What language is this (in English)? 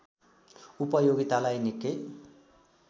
Nepali